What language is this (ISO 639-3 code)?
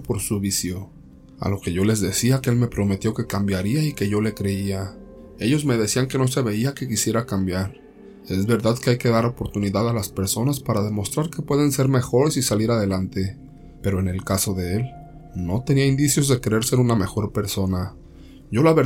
spa